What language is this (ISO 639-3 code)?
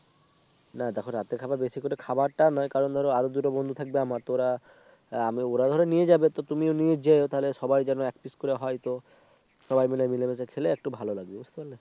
ben